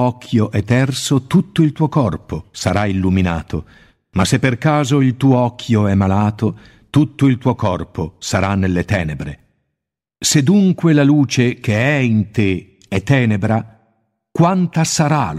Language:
Italian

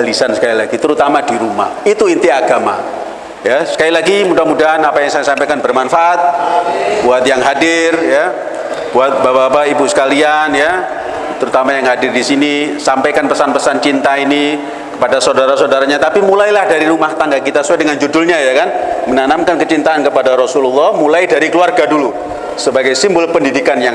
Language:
Indonesian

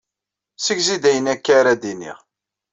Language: Kabyle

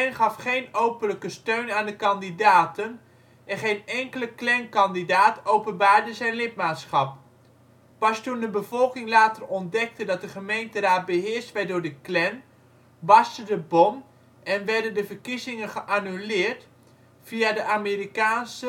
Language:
Dutch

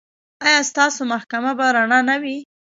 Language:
Pashto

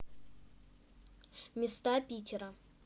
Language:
Russian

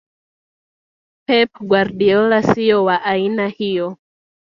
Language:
Swahili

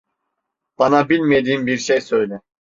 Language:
Turkish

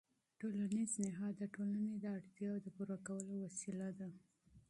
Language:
Pashto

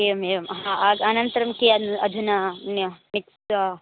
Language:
Sanskrit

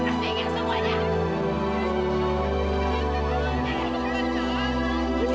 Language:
Indonesian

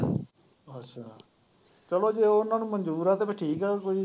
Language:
Punjabi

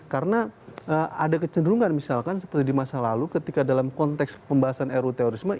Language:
Indonesian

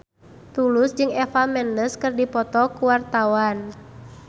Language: Sundanese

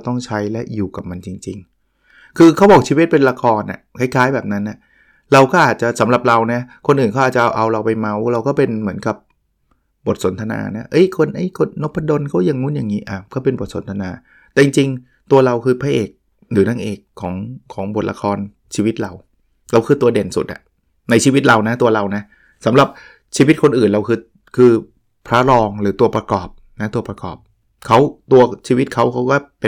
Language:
Thai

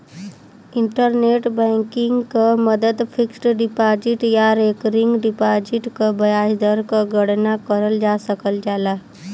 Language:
Bhojpuri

